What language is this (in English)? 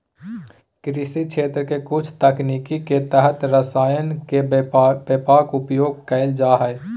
Magahi